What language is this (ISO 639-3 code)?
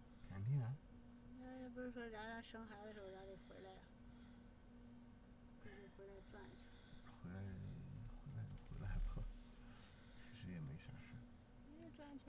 zho